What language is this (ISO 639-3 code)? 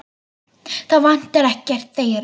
isl